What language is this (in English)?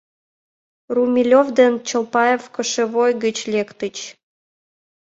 Mari